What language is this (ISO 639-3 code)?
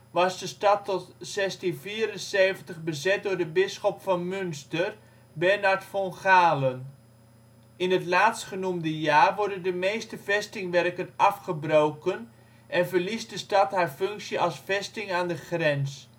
nld